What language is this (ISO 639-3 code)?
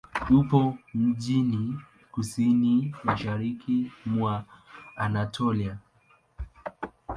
swa